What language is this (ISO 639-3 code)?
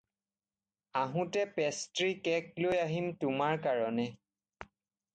asm